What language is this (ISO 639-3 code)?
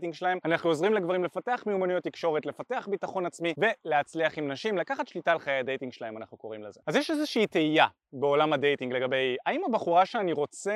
heb